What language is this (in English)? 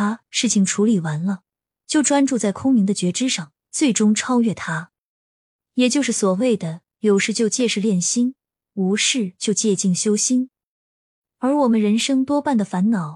Chinese